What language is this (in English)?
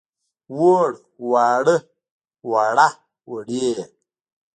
Pashto